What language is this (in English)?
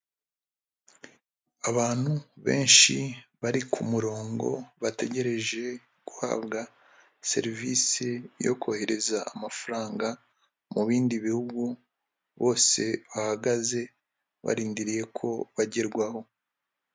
Kinyarwanda